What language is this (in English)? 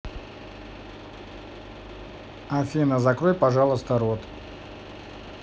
Russian